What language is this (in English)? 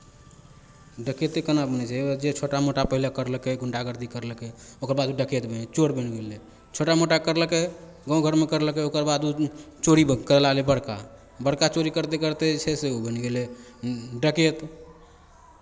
Maithili